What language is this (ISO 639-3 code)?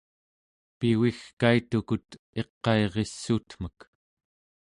esu